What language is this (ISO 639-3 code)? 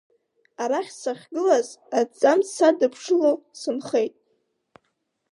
abk